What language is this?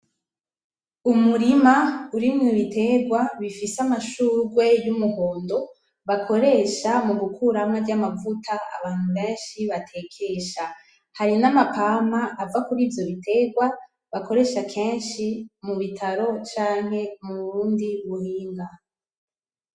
Rundi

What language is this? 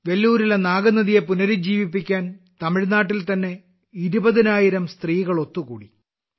Malayalam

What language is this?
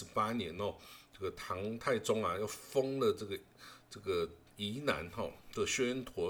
Chinese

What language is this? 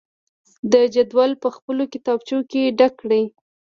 Pashto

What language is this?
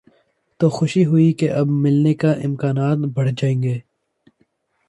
Urdu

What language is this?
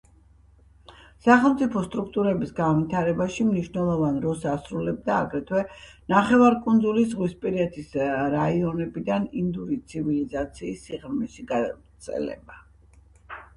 Georgian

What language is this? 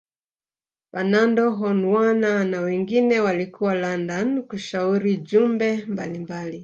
Swahili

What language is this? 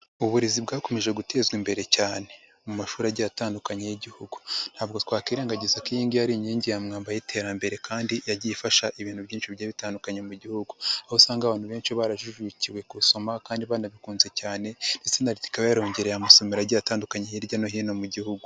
Kinyarwanda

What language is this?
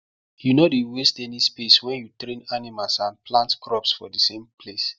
Nigerian Pidgin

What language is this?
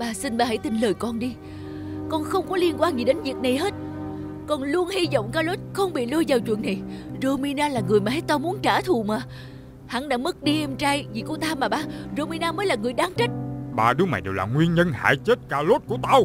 Vietnamese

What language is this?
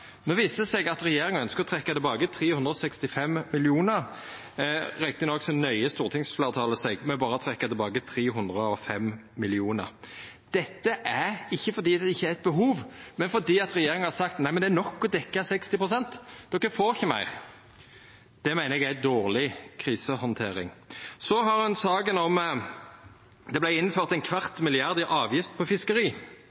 Norwegian Nynorsk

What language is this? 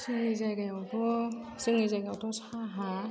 Bodo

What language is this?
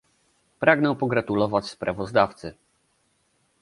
Polish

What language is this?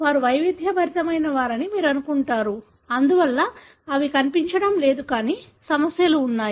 Telugu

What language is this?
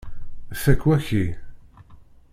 Kabyle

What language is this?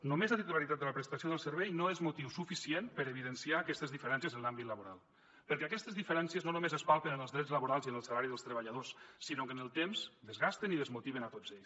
Catalan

